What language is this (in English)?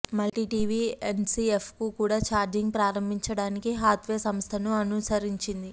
Telugu